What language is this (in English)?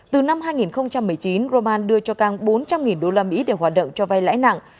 Vietnamese